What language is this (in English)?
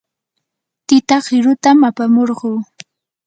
Yanahuanca Pasco Quechua